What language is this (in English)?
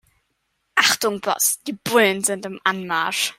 German